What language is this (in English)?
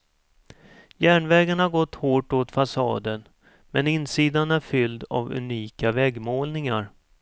Swedish